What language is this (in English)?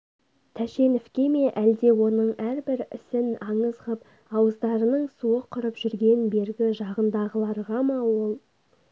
Kazakh